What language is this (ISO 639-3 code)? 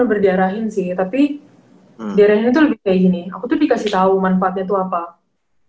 ind